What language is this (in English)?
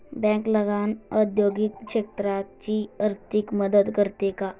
Marathi